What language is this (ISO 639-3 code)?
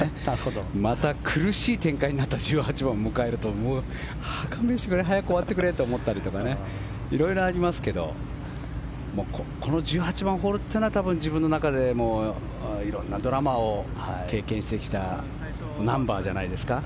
jpn